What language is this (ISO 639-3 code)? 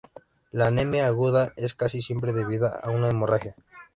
spa